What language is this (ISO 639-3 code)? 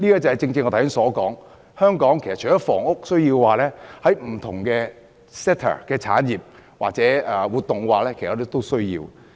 yue